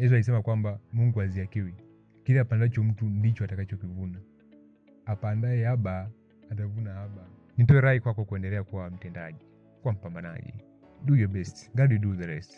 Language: Swahili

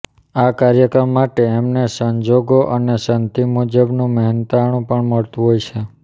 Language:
Gujarati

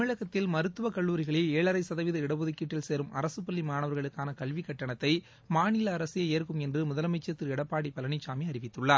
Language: Tamil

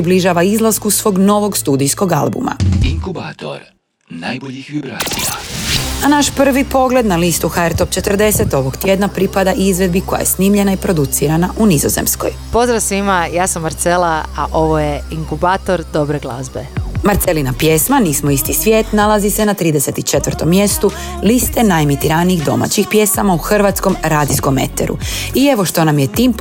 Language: Croatian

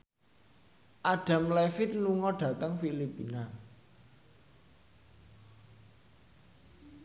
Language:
Javanese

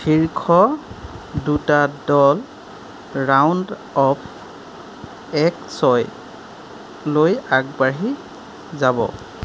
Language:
Assamese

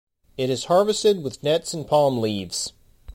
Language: English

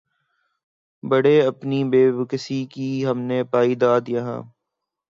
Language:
Urdu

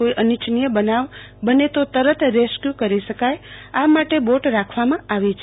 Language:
Gujarati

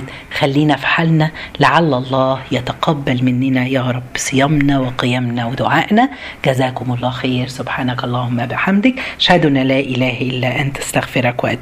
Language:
Arabic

